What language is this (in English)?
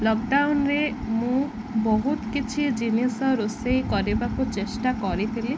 Odia